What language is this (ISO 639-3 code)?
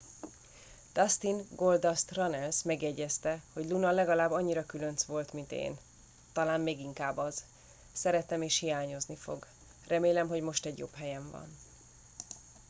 hun